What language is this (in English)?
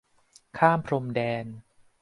Thai